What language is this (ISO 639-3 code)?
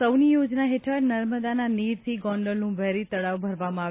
guj